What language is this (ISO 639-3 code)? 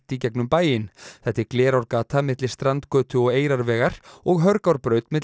isl